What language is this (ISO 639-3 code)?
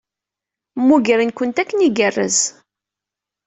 kab